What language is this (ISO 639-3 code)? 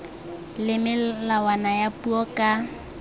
tsn